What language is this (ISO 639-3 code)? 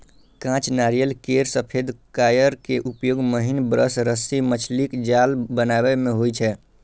mai